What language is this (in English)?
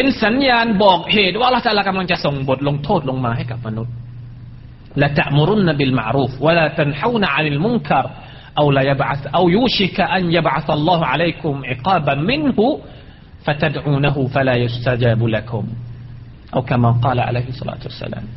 Thai